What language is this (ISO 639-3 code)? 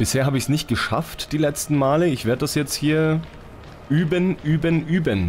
deu